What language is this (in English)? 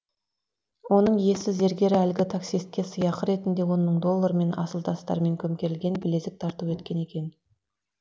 Kazakh